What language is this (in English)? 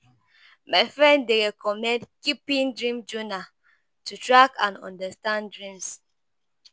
Nigerian Pidgin